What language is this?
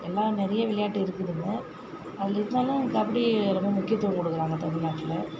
Tamil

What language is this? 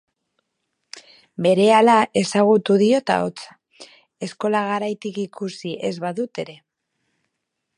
Basque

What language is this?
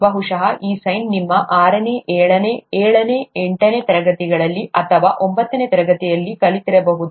Kannada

